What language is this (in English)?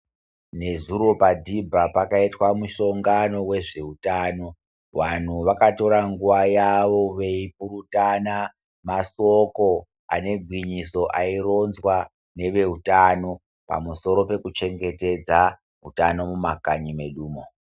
Ndau